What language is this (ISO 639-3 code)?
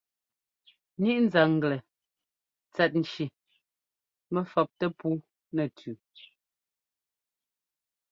jgo